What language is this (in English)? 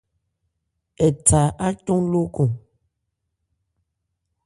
Ebrié